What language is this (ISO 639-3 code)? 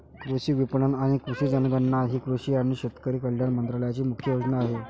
mar